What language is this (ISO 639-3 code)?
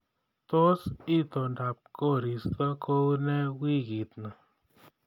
kln